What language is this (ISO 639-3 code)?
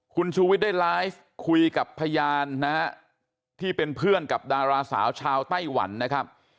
tha